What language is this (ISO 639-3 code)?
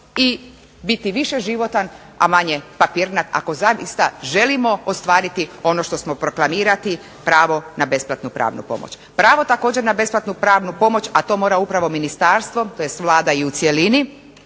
hrv